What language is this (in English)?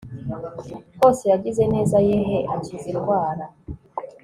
Kinyarwanda